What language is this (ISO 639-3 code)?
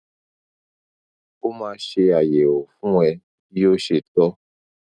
yor